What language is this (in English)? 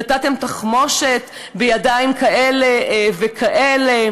Hebrew